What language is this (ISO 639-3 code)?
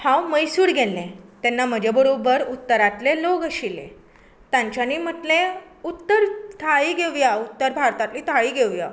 kok